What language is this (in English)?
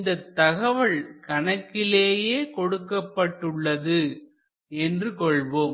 Tamil